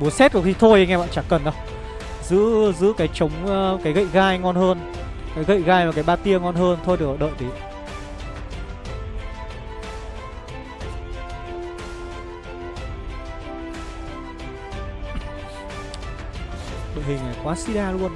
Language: Vietnamese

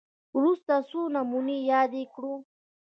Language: Pashto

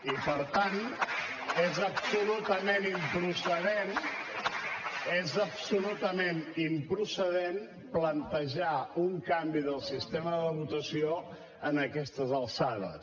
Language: Catalan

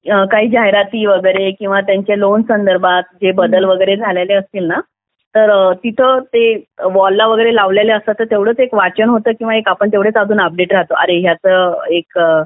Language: Marathi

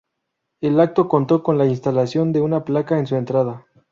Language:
Spanish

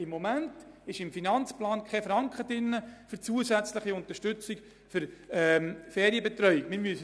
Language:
Swiss German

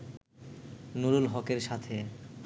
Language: Bangla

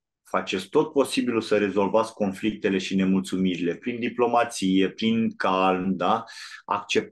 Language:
Romanian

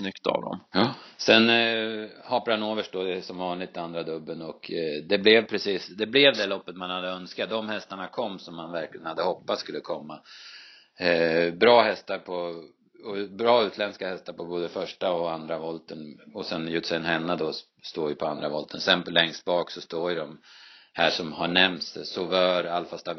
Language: Swedish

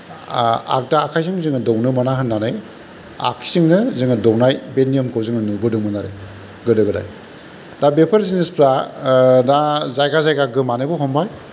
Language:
Bodo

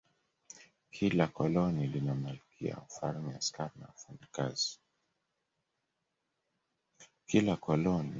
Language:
Swahili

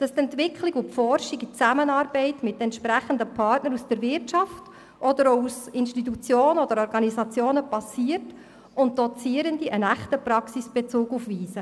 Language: Swiss German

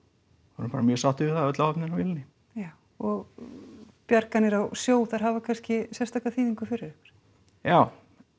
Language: Icelandic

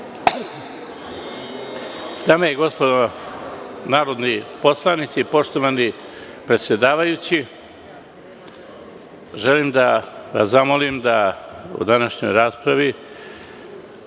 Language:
Serbian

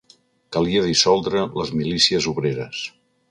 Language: Catalan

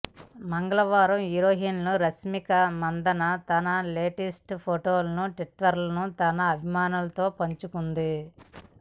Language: Telugu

